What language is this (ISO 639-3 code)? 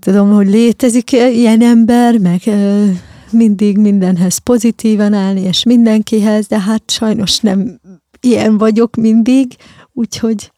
hun